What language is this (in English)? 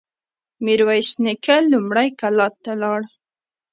Pashto